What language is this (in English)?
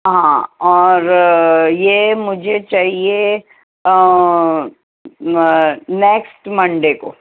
Urdu